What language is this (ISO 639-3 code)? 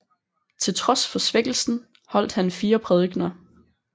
dan